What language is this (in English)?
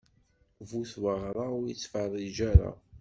Kabyle